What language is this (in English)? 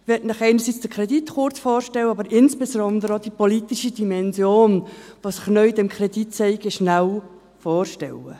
Swiss German